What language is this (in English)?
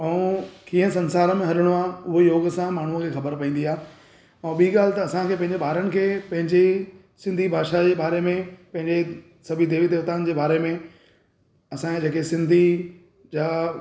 Sindhi